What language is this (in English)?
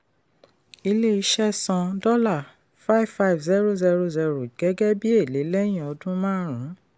Yoruba